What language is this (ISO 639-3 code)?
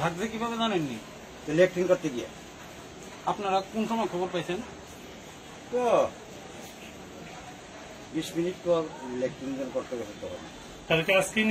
tur